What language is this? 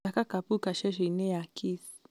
Kikuyu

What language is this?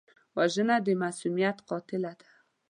Pashto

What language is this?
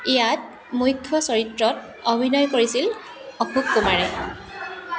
Assamese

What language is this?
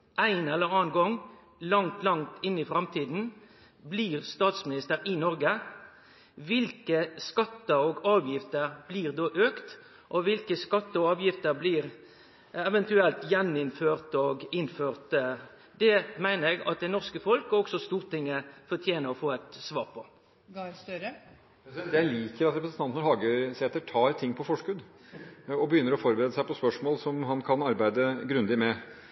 Norwegian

